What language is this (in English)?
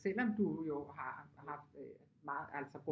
Danish